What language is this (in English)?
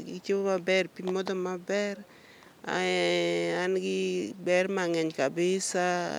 Luo (Kenya and Tanzania)